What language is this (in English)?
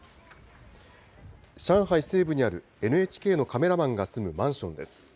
Japanese